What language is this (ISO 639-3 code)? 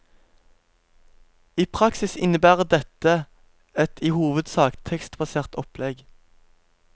nor